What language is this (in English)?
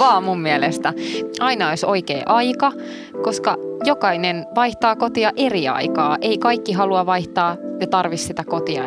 Finnish